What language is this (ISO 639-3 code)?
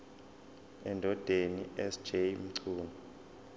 zul